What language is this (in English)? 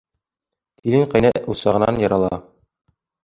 Bashkir